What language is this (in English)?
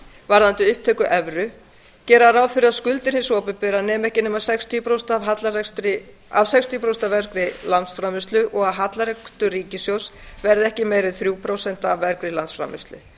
Icelandic